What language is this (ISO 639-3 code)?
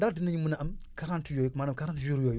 wol